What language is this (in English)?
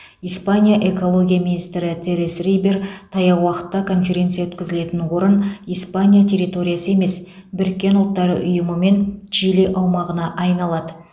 Kazakh